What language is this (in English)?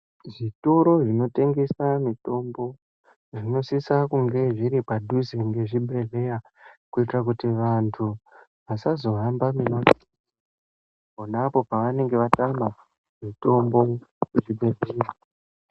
Ndau